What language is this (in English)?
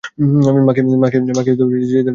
Bangla